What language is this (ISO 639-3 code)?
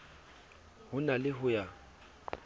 sot